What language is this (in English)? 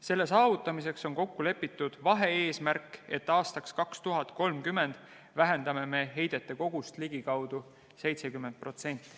Estonian